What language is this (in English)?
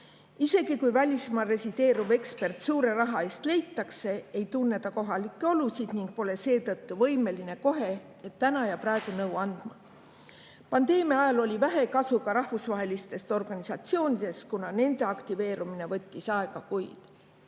Estonian